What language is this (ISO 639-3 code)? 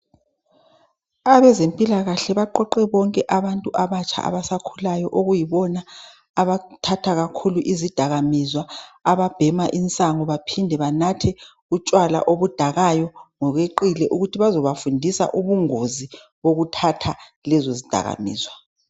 nde